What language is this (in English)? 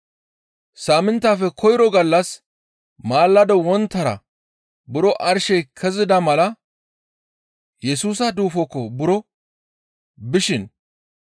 Gamo